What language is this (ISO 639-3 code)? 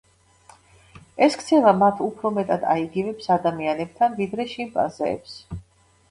kat